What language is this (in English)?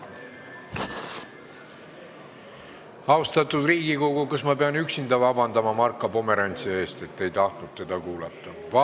Estonian